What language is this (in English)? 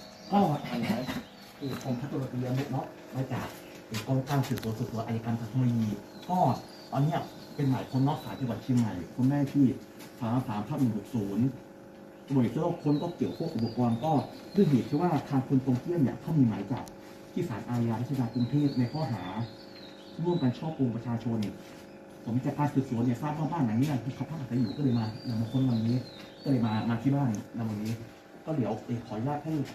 Thai